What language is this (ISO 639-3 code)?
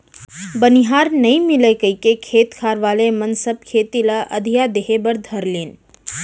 hne